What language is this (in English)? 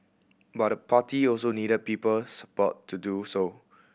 English